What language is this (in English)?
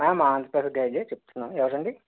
Telugu